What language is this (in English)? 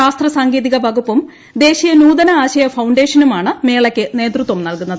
Malayalam